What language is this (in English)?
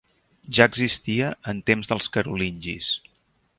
Catalan